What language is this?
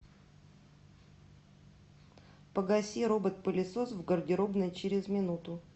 Russian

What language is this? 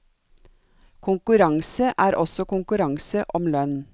Norwegian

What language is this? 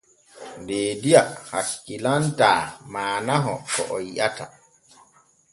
Borgu Fulfulde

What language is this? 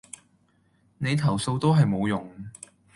Cantonese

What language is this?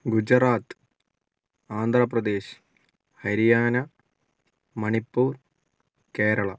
Malayalam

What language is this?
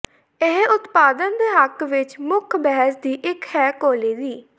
Punjabi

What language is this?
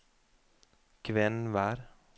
Norwegian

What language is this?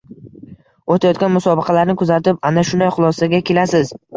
Uzbek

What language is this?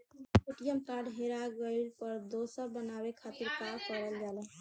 Bhojpuri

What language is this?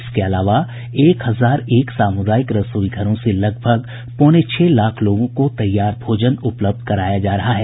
Hindi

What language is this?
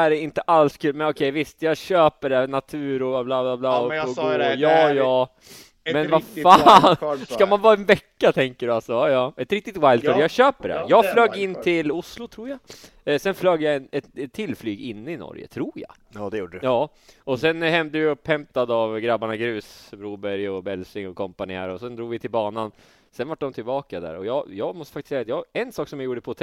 Swedish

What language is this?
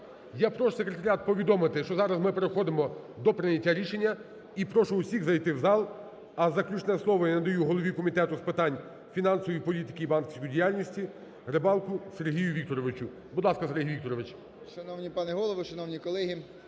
Ukrainian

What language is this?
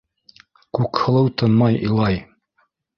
Bashkir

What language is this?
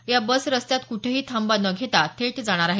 Marathi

